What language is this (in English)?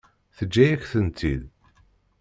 Kabyle